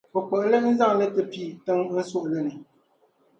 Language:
Dagbani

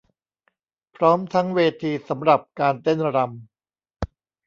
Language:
Thai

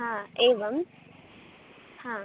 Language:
Sanskrit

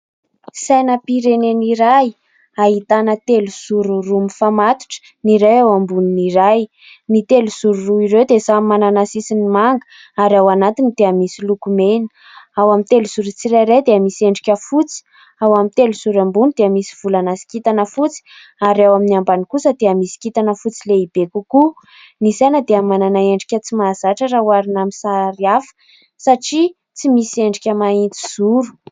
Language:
Malagasy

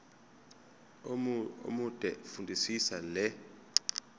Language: Zulu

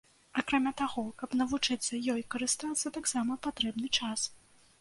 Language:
Belarusian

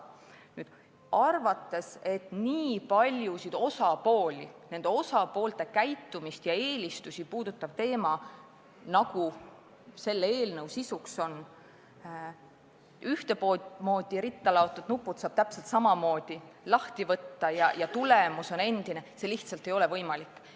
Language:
Estonian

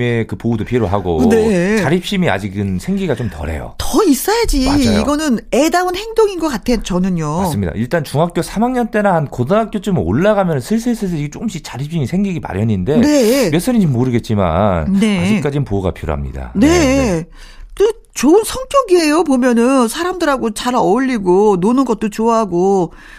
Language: Korean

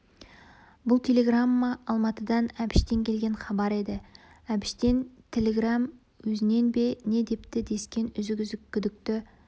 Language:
Kazakh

